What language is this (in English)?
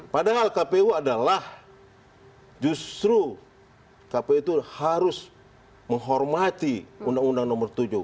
Indonesian